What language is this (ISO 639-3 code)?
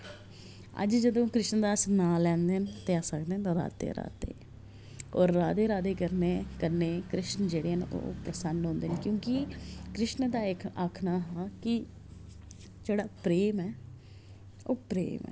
doi